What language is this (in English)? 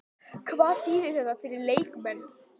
Icelandic